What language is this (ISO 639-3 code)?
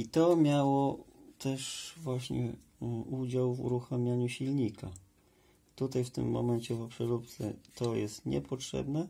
pol